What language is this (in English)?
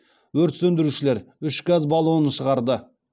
Kazakh